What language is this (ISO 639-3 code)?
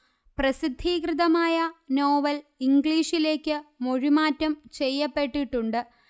mal